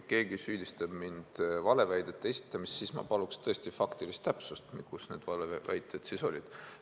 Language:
Estonian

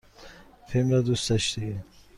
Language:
Persian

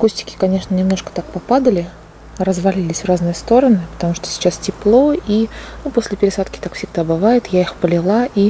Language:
Russian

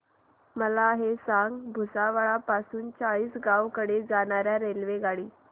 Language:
Marathi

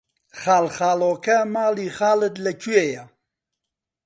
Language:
Central Kurdish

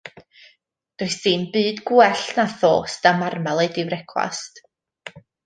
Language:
Welsh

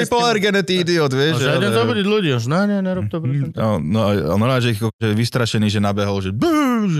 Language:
Slovak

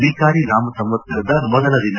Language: Kannada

